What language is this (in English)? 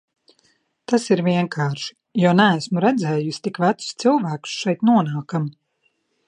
Latvian